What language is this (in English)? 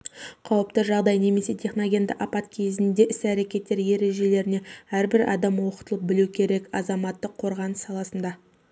Kazakh